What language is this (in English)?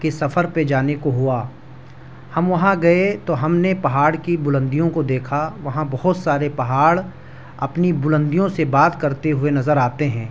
Urdu